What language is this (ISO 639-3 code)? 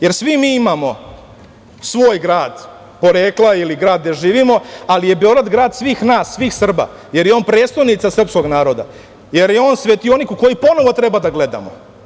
srp